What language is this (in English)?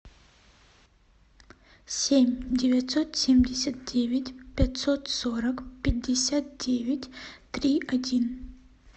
Russian